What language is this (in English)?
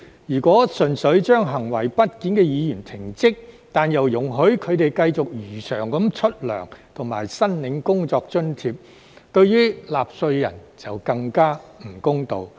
Cantonese